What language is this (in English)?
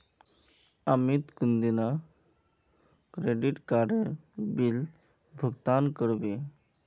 Magahi